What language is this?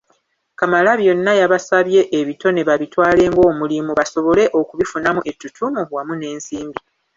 Ganda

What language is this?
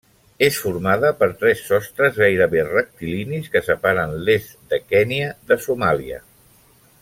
Catalan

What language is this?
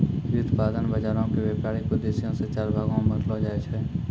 Maithili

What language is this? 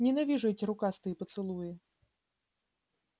Russian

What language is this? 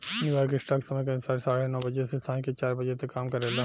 Bhojpuri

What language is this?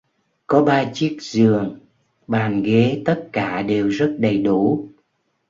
Vietnamese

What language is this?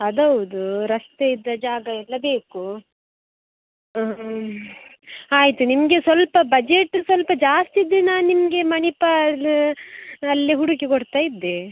Kannada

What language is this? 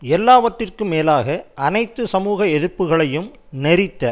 Tamil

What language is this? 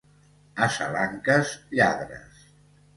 Catalan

